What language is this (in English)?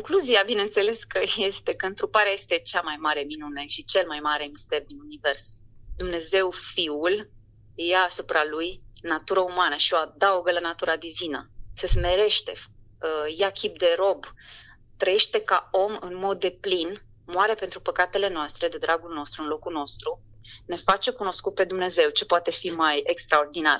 Romanian